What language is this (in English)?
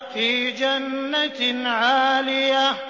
Arabic